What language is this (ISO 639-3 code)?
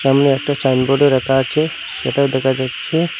ben